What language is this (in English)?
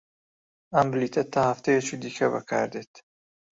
Central Kurdish